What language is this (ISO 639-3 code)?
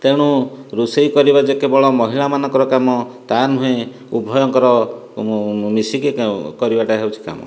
ori